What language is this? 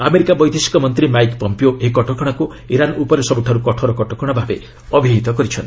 Odia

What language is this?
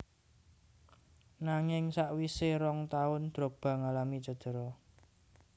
Javanese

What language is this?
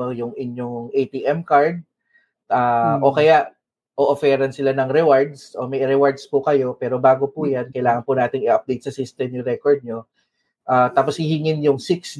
Filipino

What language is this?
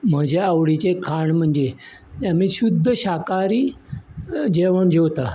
Konkani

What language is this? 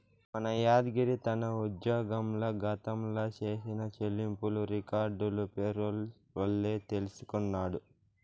Telugu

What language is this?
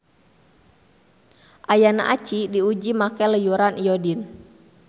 Sundanese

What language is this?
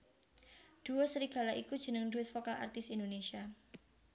Javanese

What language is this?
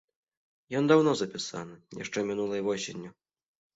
Belarusian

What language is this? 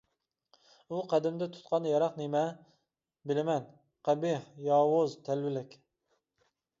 Uyghur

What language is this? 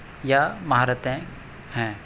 Urdu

